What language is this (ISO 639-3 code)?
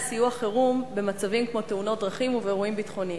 heb